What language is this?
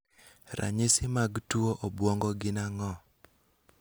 Luo (Kenya and Tanzania)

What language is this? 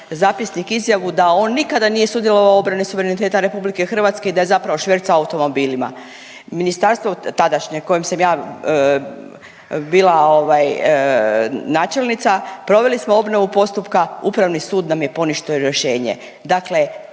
Croatian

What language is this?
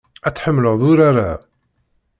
Kabyle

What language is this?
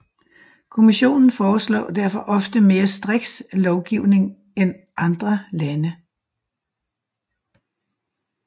Danish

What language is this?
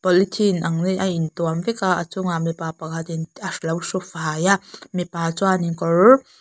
Mizo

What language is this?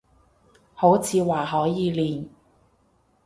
Cantonese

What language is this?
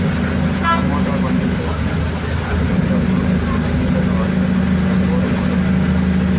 Telugu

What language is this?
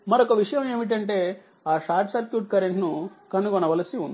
Telugu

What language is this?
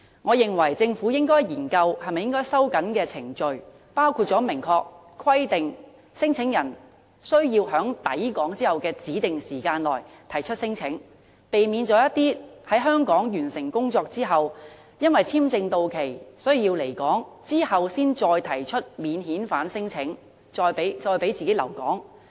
Cantonese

